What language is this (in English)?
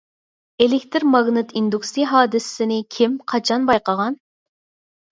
Uyghur